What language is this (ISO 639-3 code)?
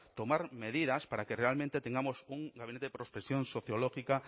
spa